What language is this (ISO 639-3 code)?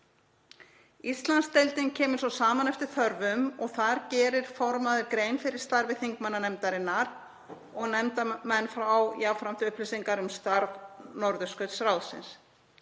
isl